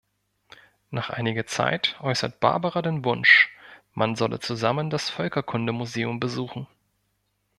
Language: German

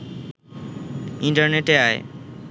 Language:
Bangla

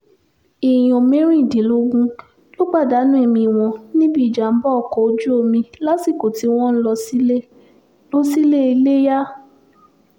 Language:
Yoruba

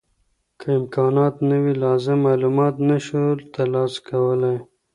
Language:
Pashto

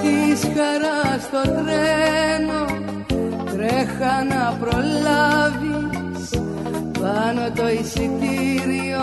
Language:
Greek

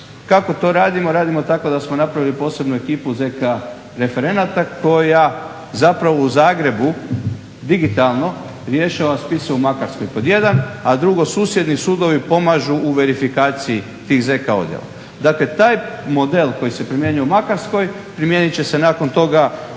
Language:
Croatian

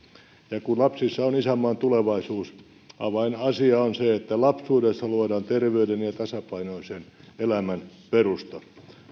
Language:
Finnish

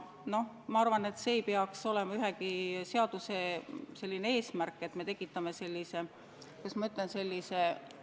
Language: Estonian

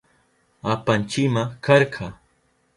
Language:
Southern Pastaza Quechua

